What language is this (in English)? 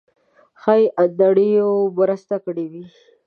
Pashto